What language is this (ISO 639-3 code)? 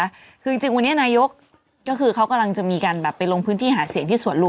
tha